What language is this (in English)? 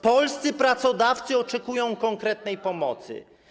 Polish